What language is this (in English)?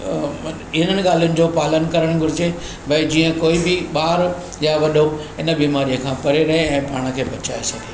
Sindhi